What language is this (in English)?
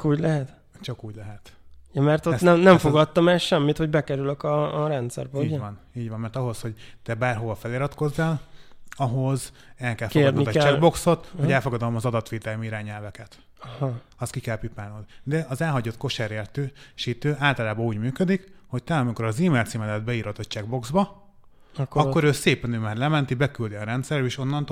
Hungarian